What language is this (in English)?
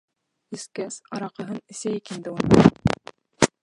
Bashkir